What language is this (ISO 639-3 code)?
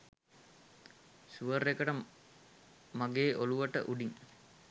sin